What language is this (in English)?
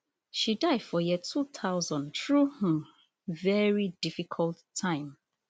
Nigerian Pidgin